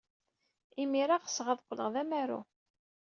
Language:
Kabyle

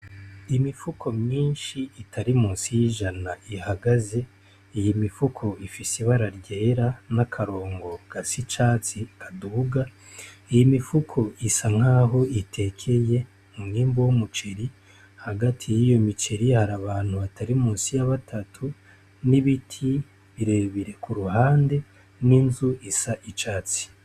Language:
Rundi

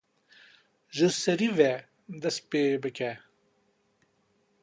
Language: Kurdish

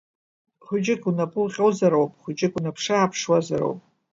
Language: Abkhazian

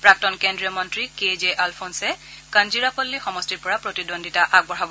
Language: Assamese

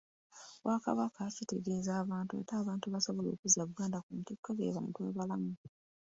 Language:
Ganda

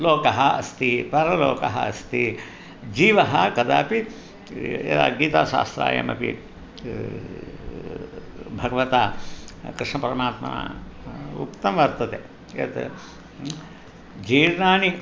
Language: Sanskrit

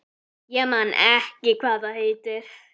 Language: Icelandic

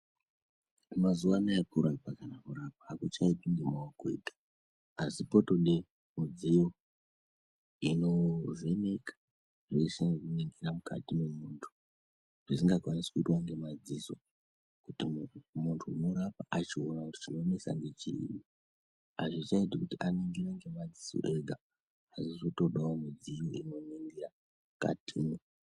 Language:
Ndau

